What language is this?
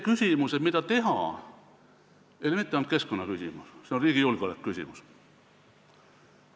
Estonian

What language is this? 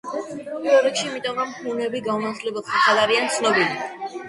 Georgian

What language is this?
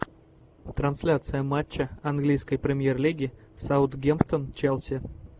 Russian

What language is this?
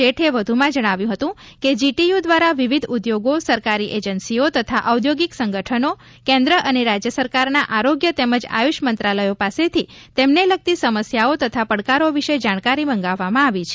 Gujarati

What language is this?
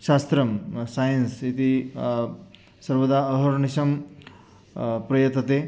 Sanskrit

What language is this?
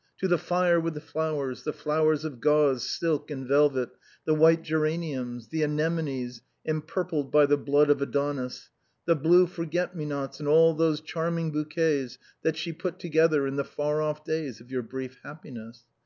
English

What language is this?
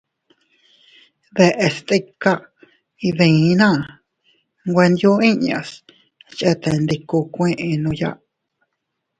Teutila Cuicatec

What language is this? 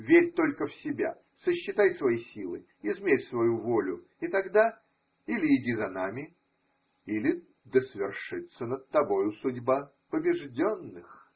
Russian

